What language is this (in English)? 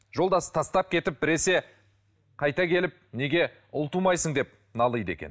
Kazakh